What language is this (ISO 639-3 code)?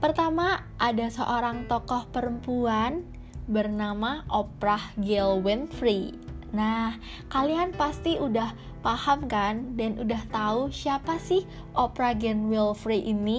ind